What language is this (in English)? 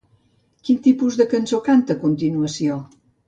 Catalan